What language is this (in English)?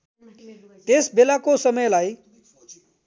Nepali